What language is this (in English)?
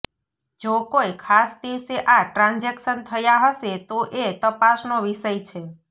Gujarati